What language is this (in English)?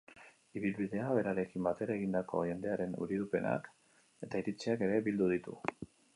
Basque